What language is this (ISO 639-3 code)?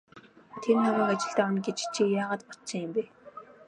mon